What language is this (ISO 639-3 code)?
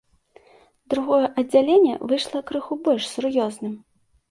bel